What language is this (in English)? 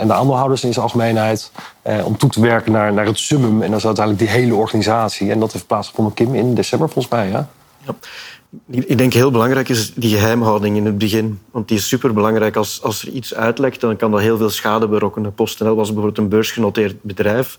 Dutch